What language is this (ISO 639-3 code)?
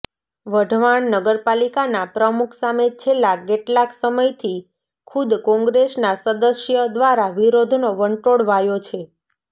guj